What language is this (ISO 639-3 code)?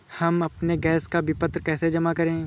hin